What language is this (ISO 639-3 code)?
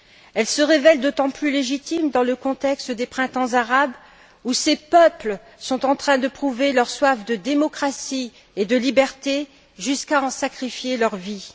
fra